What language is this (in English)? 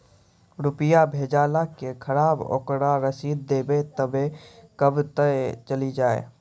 Maithili